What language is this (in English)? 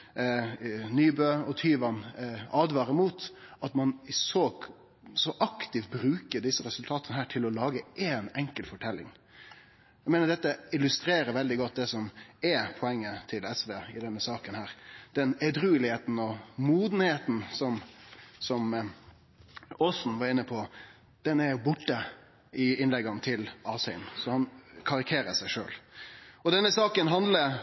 Norwegian Nynorsk